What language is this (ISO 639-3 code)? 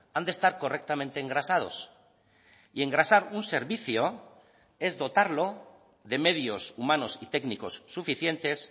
spa